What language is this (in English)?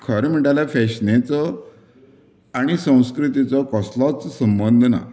Konkani